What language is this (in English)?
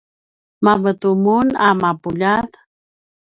Paiwan